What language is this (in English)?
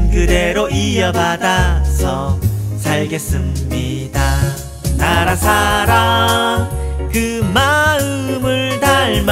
Korean